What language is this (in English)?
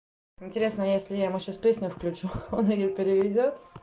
Russian